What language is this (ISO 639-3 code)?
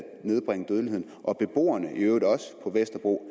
dan